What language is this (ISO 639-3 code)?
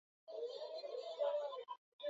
swa